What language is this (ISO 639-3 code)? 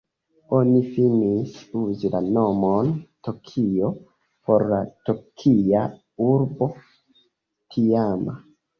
epo